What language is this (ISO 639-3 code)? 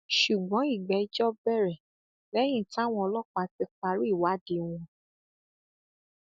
yor